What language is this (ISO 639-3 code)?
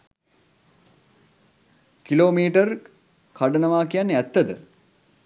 sin